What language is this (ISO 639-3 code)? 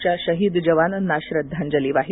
mar